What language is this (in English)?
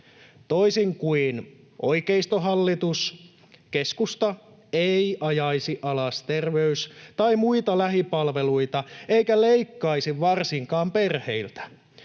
Finnish